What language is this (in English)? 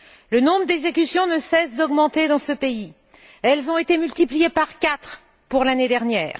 French